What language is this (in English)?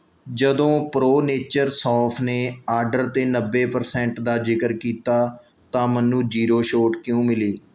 Punjabi